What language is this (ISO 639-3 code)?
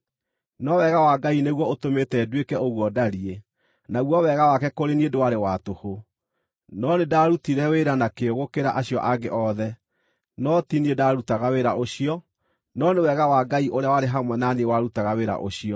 kik